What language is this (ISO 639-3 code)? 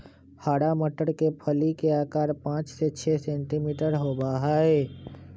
mag